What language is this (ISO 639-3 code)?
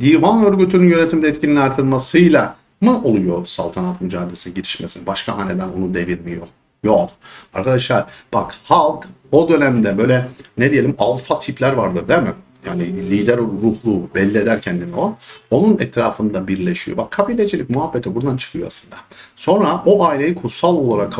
tur